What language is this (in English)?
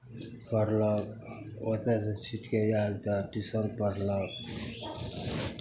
Maithili